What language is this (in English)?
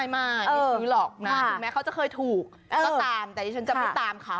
Thai